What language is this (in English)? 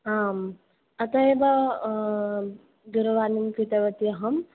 Sanskrit